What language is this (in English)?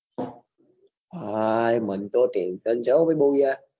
Gujarati